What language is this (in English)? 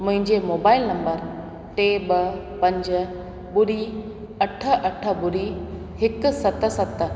Sindhi